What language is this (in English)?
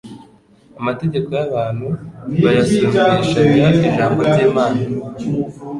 Kinyarwanda